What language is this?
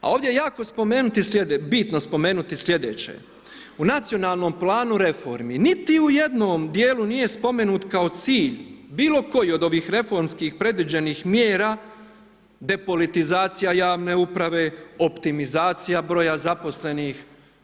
Croatian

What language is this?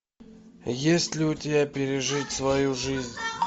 Russian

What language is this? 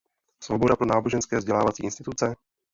Czech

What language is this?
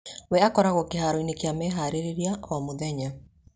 Kikuyu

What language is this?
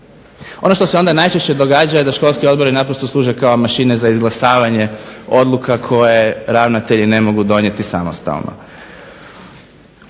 Croatian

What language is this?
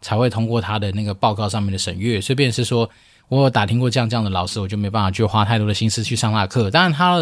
Chinese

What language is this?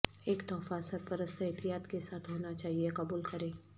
Urdu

